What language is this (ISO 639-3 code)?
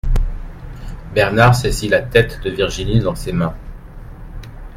fra